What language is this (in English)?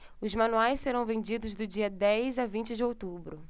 Portuguese